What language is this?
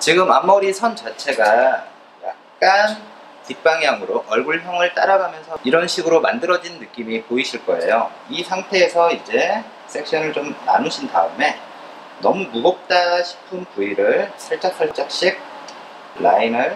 Korean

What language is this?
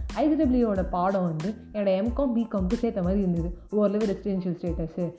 Tamil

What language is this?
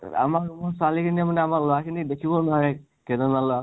Assamese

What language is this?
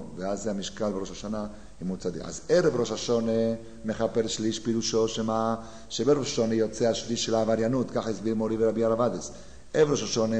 Hebrew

